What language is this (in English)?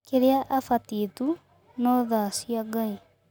Kikuyu